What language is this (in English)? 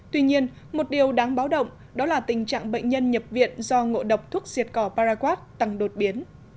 Vietnamese